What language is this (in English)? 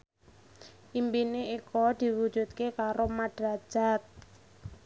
Javanese